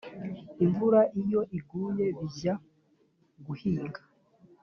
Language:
Kinyarwanda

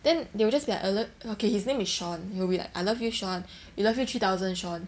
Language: English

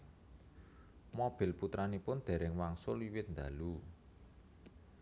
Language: Javanese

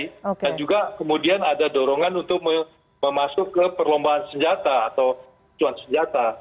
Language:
Indonesian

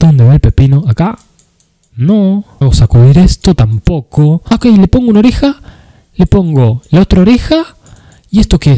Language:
Spanish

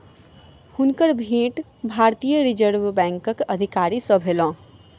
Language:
Maithili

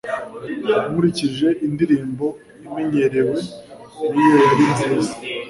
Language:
Kinyarwanda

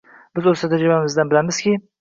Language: Uzbek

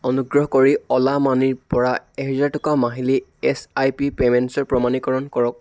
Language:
Assamese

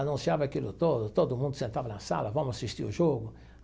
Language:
Portuguese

